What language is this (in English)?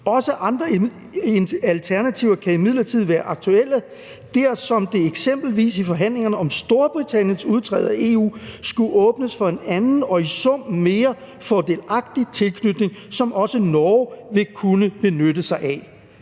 Danish